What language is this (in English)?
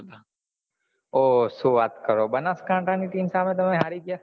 Gujarati